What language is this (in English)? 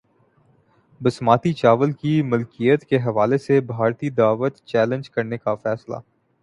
Urdu